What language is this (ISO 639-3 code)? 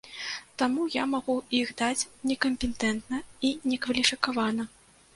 bel